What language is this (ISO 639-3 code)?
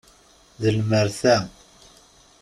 kab